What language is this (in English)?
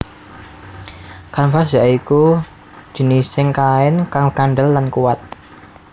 Javanese